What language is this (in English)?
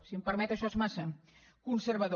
Catalan